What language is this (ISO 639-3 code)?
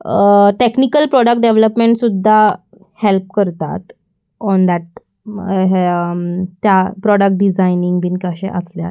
kok